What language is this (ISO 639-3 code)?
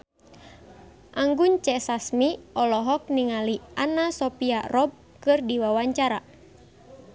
sun